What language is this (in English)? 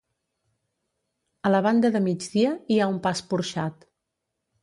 Catalan